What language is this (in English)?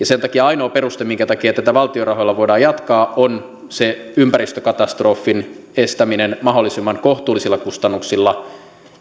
Finnish